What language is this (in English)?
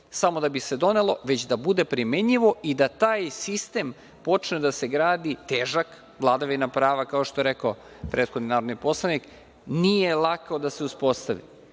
Serbian